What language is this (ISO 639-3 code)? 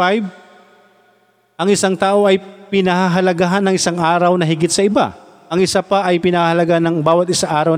fil